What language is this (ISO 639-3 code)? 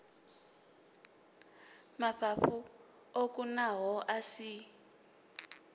ven